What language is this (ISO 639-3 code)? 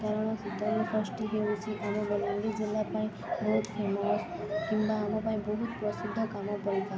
ori